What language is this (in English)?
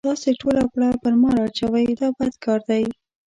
Pashto